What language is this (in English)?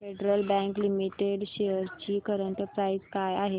Marathi